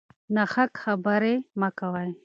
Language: Pashto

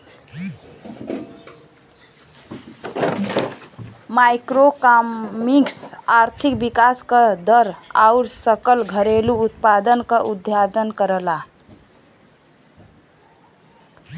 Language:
Bhojpuri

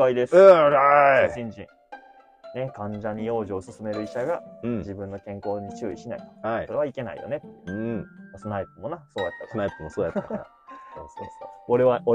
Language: Japanese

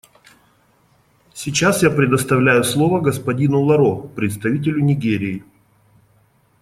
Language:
Russian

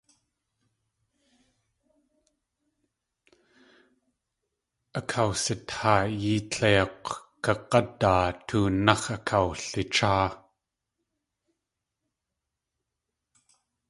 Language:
Tlingit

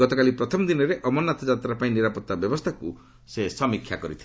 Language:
Odia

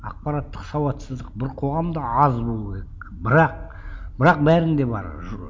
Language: Kazakh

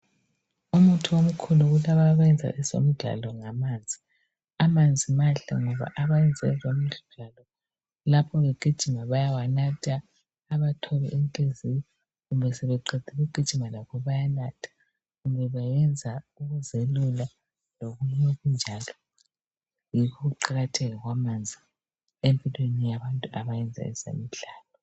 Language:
North Ndebele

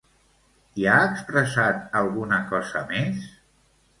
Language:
Catalan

